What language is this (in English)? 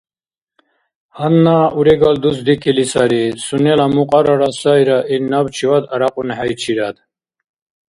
Dargwa